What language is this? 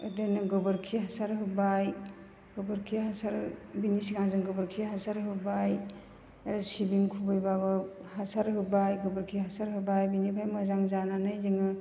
Bodo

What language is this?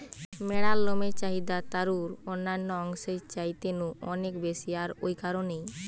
Bangla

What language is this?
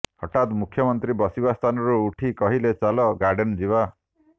Odia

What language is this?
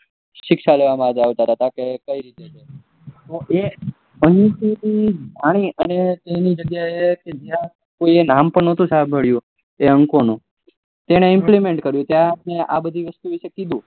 Gujarati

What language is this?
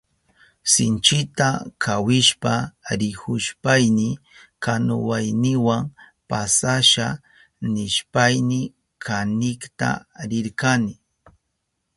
Southern Pastaza Quechua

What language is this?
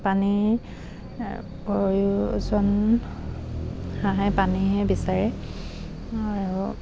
Assamese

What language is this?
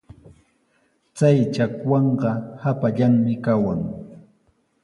Sihuas Ancash Quechua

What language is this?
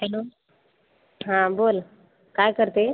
Marathi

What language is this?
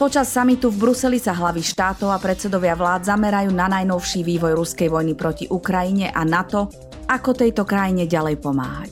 Slovak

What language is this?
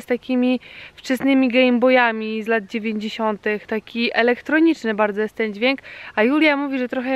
Polish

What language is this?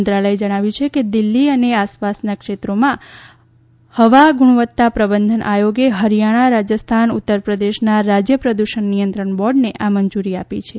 Gujarati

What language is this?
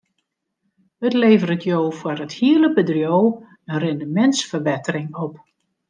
Western Frisian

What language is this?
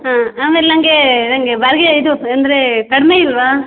Kannada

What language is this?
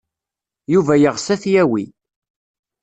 Kabyle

